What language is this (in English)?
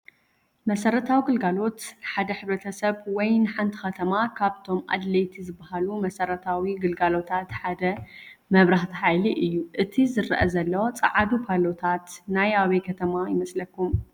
Tigrinya